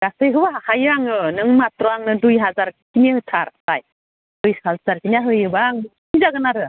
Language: Bodo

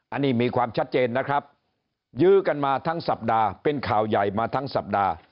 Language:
Thai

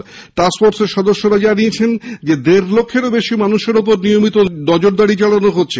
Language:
Bangla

